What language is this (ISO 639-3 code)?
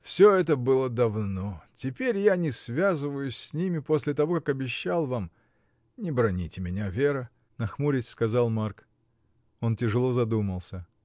rus